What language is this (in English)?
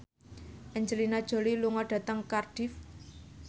Javanese